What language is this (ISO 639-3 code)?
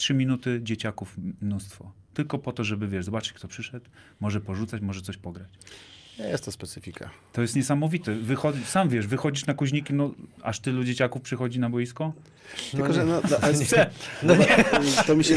pol